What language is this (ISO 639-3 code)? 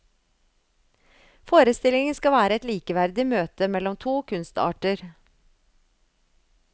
nor